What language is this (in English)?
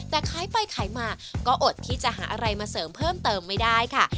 Thai